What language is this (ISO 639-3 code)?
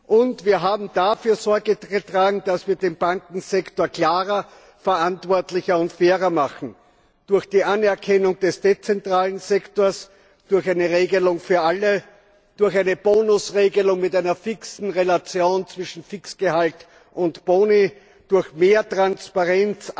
deu